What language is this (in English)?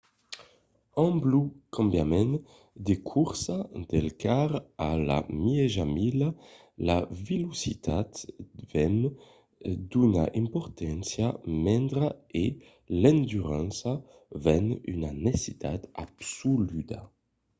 Occitan